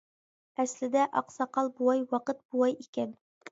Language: Uyghur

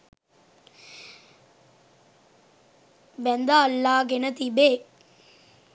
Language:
Sinhala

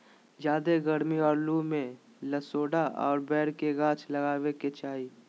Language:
Magahi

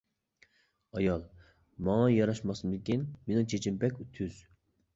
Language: Uyghur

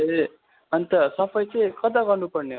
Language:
Nepali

